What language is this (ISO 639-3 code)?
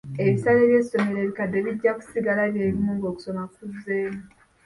lug